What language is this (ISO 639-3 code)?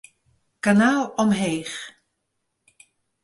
fry